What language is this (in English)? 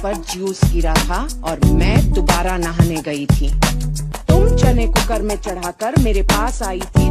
Romanian